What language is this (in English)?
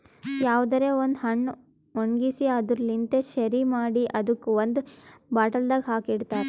Kannada